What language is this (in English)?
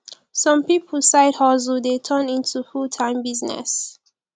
Nigerian Pidgin